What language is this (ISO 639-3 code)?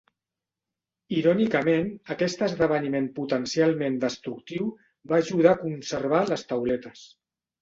cat